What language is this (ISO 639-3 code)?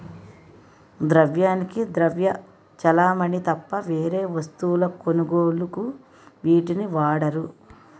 tel